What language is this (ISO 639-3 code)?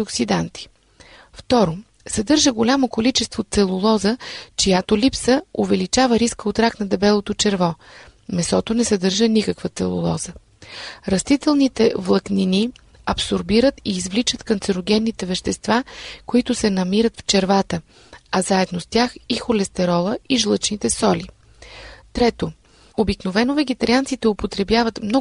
bul